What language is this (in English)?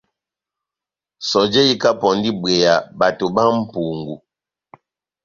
Batanga